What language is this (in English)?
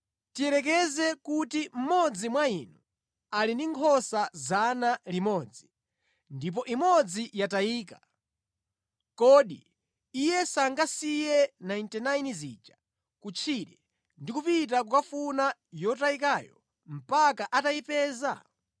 Nyanja